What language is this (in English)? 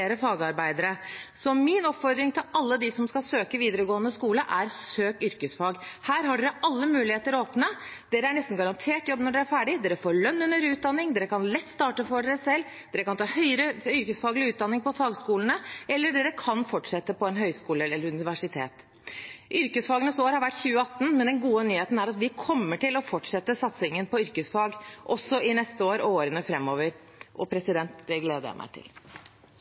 Norwegian Bokmål